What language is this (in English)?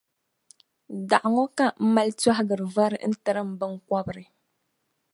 Dagbani